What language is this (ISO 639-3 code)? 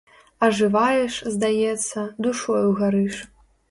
bel